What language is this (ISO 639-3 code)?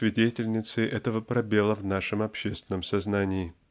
rus